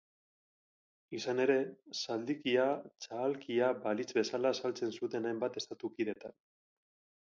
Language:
Basque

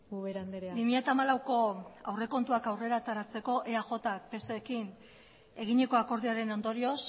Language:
Basque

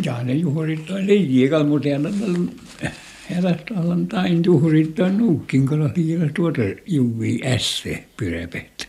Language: Finnish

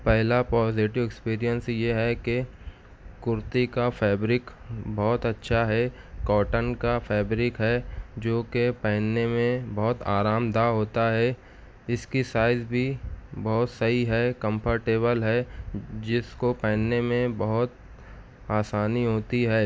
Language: Urdu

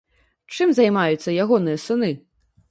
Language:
Belarusian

